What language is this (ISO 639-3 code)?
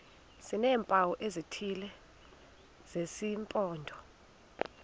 xho